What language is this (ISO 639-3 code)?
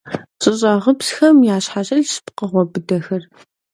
kbd